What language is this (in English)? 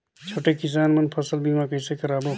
Chhattisgarhi